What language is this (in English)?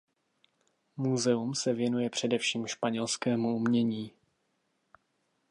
Czech